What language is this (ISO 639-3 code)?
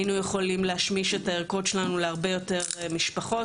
heb